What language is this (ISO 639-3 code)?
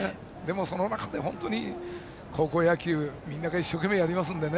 jpn